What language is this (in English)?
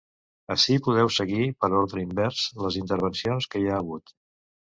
Catalan